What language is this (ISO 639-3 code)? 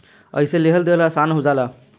bho